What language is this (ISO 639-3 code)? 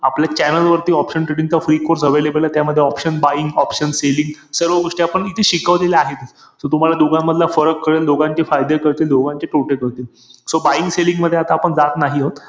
mar